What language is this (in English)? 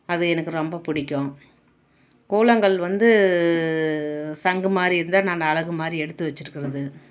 Tamil